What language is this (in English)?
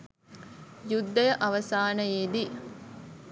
Sinhala